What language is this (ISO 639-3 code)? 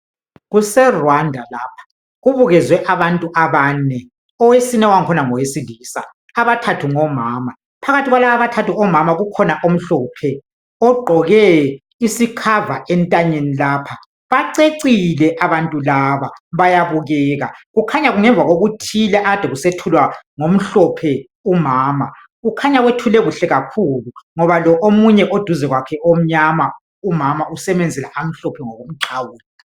nde